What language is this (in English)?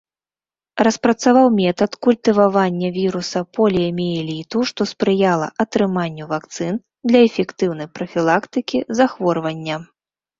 Belarusian